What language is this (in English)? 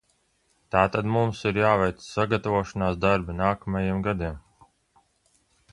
Latvian